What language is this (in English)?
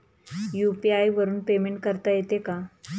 Marathi